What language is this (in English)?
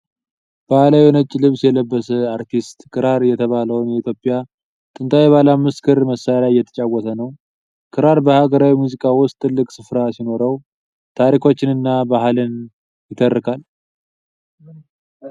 Amharic